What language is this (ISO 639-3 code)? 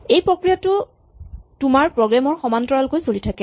asm